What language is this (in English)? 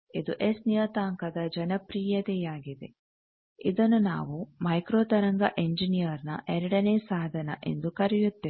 Kannada